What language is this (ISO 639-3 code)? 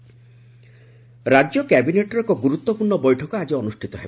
ori